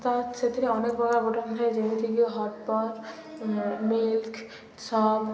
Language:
Odia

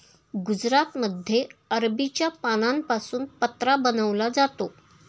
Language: Marathi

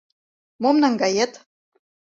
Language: Mari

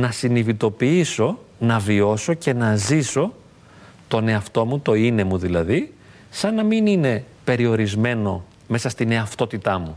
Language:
Greek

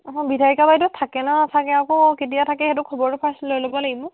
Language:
Assamese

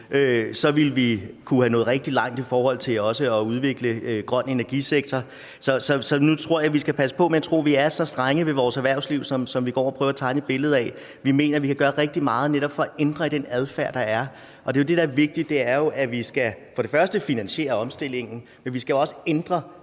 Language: Danish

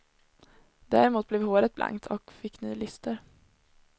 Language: Swedish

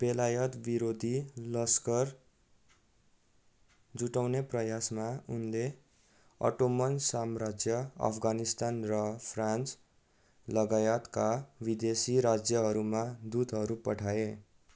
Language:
Nepali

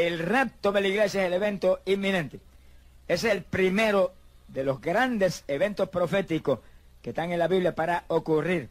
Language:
Spanish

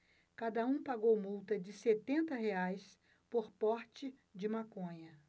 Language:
Portuguese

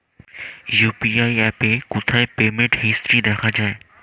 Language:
Bangla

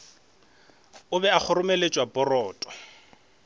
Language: Northern Sotho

